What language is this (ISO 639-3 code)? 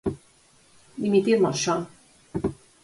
glg